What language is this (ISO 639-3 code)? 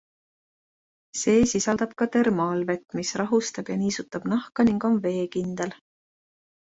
est